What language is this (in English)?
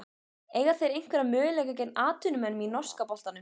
Icelandic